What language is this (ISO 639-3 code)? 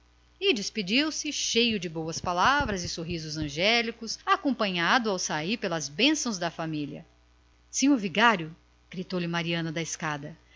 por